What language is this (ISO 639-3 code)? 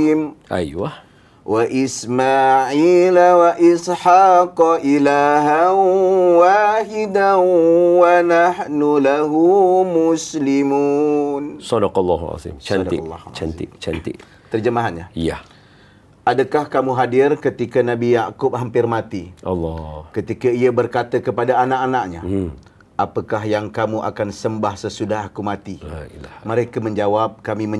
msa